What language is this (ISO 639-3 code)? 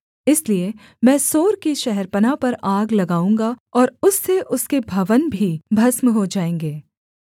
hin